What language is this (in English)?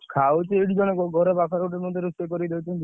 Odia